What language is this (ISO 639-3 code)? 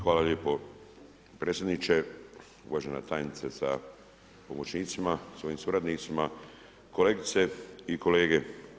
hrv